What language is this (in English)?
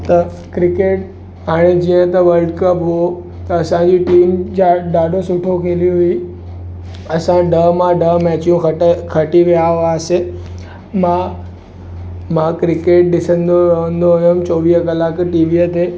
Sindhi